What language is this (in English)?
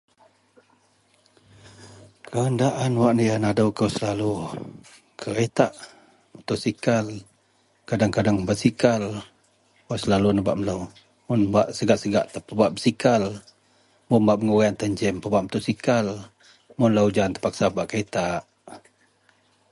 Central Melanau